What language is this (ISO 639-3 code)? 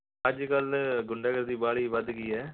pan